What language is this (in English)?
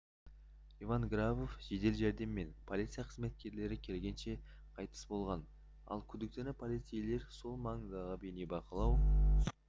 Kazakh